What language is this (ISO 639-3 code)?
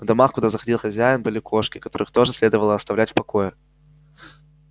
rus